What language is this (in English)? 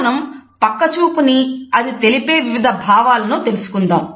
Telugu